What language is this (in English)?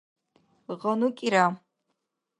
Dargwa